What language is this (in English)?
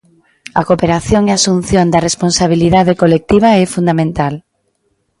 Galician